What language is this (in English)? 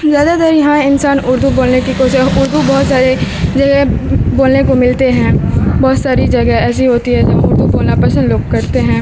Urdu